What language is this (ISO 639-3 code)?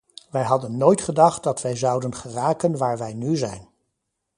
nld